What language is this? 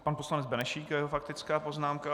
Czech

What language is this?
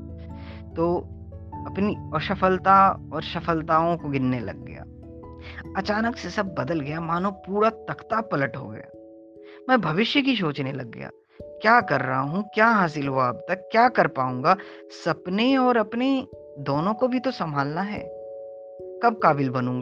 Hindi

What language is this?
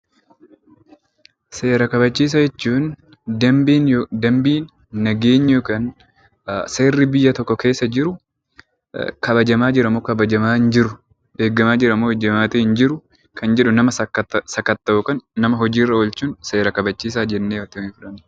Oromo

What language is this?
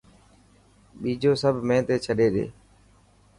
Dhatki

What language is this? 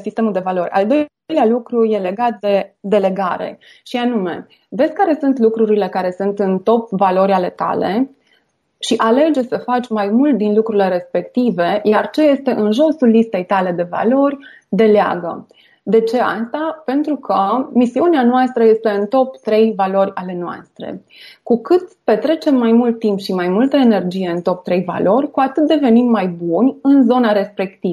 Romanian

